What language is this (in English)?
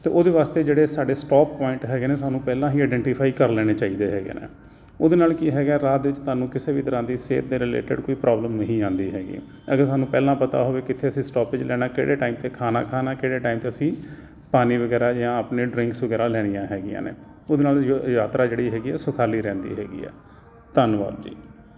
Punjabi